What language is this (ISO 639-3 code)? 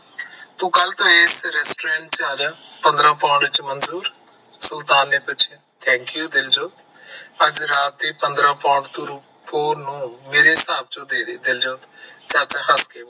pan